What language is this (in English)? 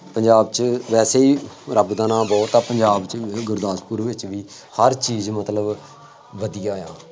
Punjabi